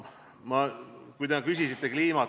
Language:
Estonian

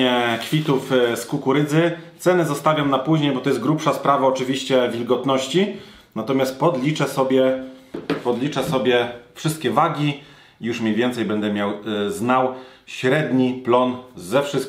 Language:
Polish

